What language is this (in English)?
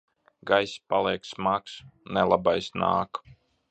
Latvian